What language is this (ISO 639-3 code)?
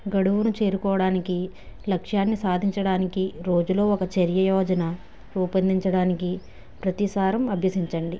tel